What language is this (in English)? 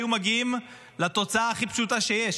Hebrew